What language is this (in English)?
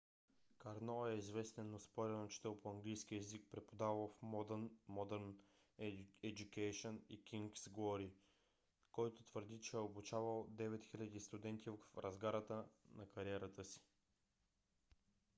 Bulgarian